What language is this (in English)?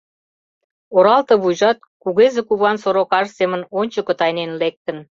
Mari